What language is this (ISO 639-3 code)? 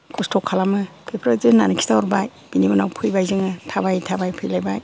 brx